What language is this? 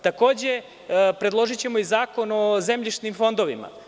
Serbian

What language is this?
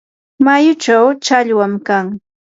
Yanahuanca Pasco Quechua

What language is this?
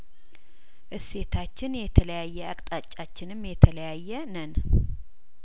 Amharic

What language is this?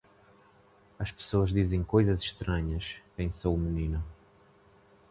Portuguese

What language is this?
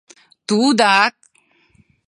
Mari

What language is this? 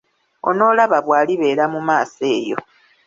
Ganda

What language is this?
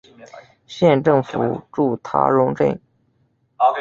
Chinese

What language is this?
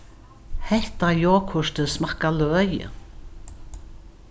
Faroese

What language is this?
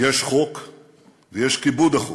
Hebrew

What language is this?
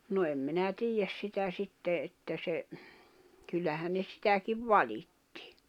Finnish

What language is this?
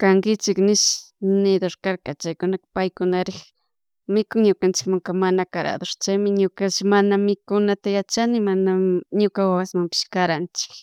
Chimborazo Highland Quichua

